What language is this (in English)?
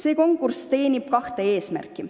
Estonian